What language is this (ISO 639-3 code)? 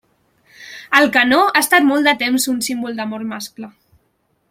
cat